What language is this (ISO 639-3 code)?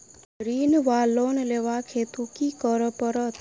mai